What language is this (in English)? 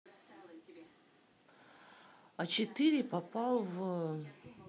Russian